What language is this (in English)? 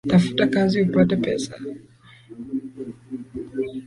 Swahili